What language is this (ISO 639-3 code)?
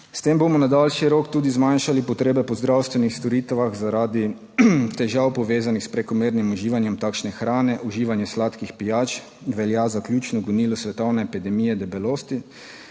slv